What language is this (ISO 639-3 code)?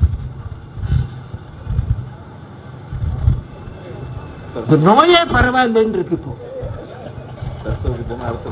tam